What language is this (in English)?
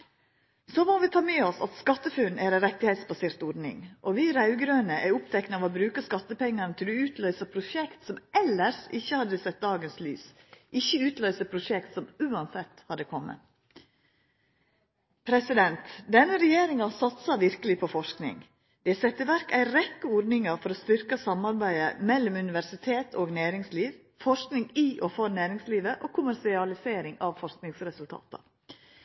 Norwegian Nynorsk